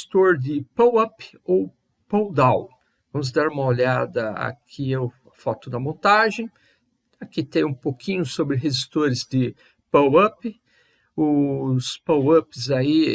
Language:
Portuguese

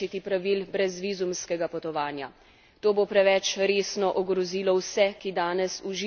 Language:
Slovenian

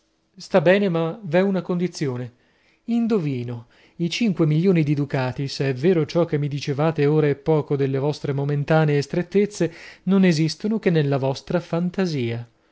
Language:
Italian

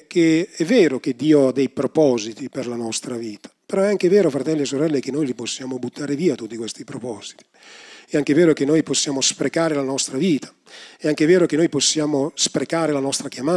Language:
Italian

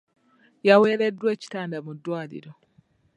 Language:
Ganda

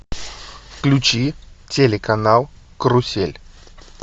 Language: Russian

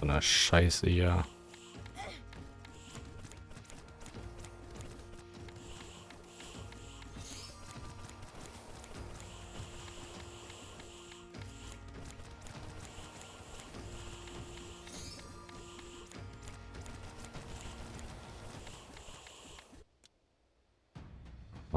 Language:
German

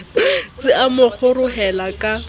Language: Southern Sotho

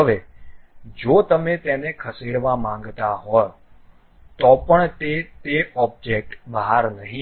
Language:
Gujarati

